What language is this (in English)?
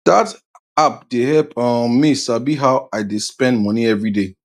Nigerian Pidgin